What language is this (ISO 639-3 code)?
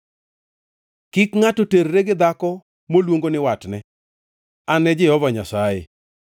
luo